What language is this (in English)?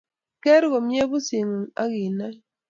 Kalenjin